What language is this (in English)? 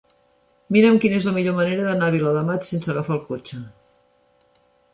Catalan